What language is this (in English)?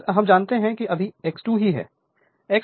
Hindi